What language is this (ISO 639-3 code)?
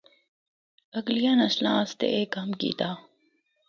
hno